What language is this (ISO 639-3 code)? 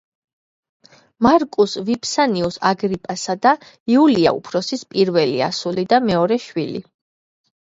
kat